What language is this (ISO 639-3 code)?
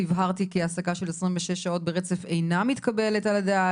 heb